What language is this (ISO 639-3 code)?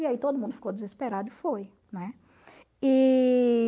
por